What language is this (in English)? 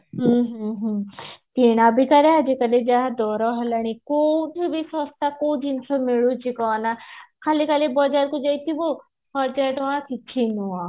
Odia